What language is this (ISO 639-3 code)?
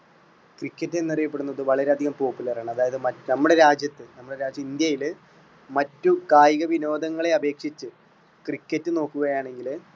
mal